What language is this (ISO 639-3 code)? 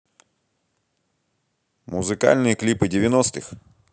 rus